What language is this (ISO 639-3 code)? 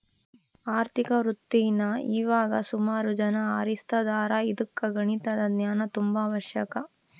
kan